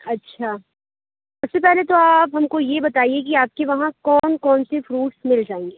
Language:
Urdu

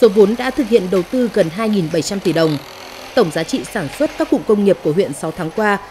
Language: Vietnamese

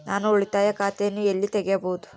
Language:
Kannada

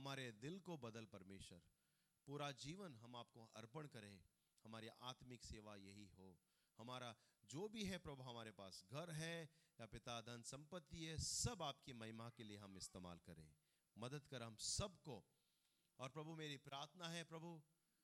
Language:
Hindi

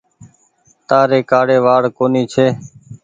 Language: Goaria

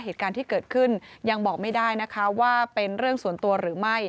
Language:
Thai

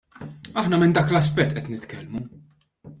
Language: Maltese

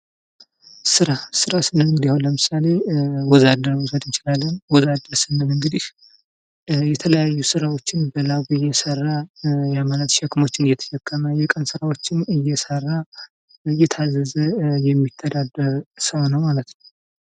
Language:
Amharic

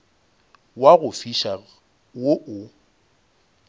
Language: Northern Sotho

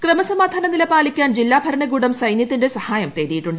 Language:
Malayalam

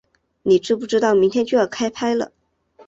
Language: Chinese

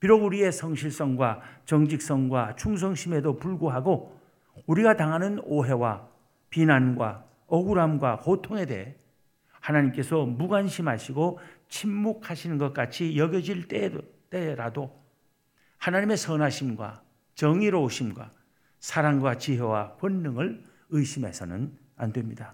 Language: Korean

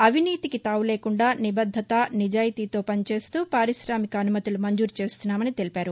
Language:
Telugu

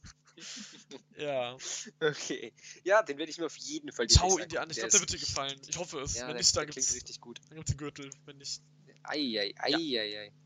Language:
German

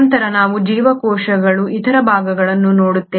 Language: Kannada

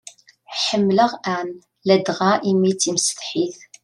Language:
Kabyle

